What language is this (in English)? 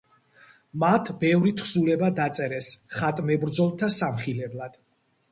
Georgian